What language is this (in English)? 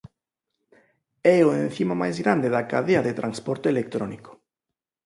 Galician